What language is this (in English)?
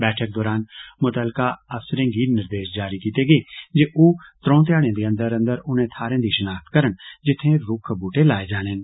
Dogri